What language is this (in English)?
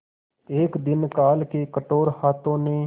Hindi